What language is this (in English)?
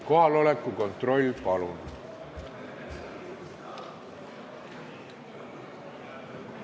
Estonian